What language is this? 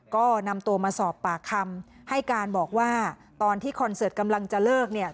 Thai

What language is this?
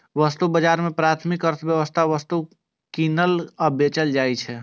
Maithili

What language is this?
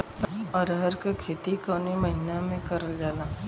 Bhojpuri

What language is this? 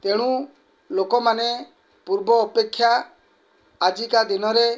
Odia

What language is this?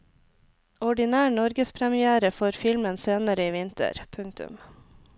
Norwegian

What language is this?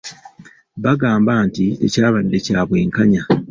Ganda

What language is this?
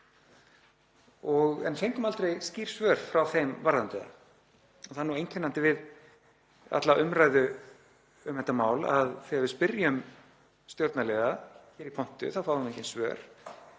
Icelandic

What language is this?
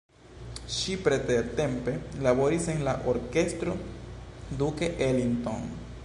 Esperanto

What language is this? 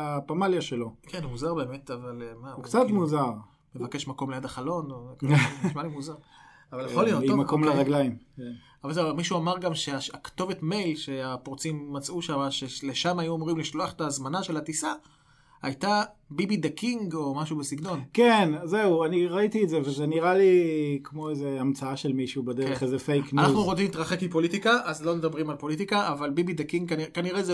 Hebrew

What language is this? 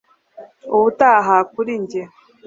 Kinyarwanda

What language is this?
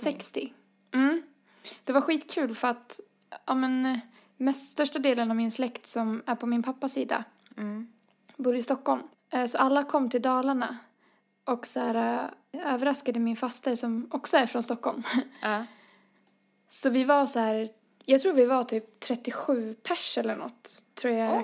Swedish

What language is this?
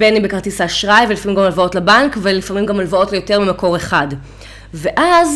Hebrew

